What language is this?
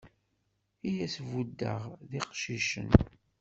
Kabyle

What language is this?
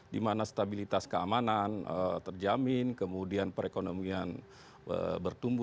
Indonesian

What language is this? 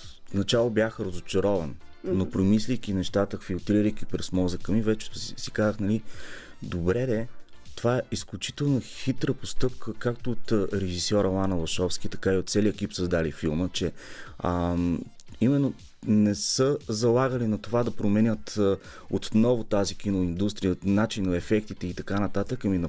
Bulgarian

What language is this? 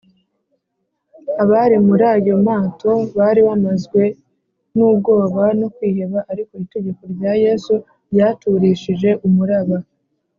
Kinyarwanda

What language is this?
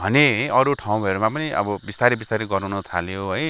Nepali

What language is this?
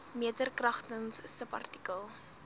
Afrikaans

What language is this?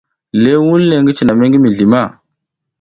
South Giziga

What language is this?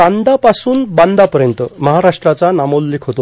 Marathi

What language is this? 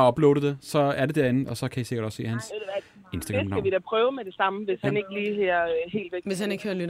Danish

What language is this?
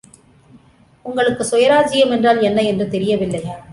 Tamil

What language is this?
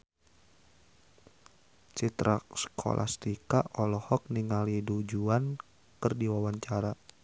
Sundanese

